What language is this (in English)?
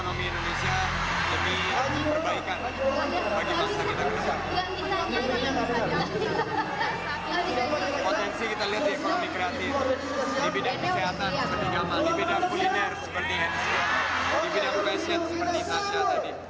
Indonesian